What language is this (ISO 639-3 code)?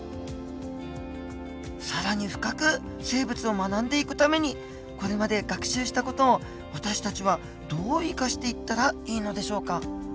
jpn